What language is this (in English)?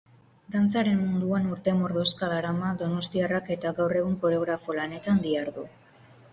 Basque